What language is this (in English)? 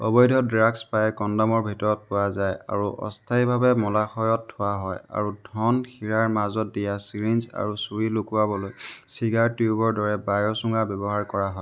Assamese